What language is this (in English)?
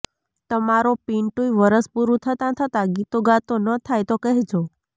Gujarati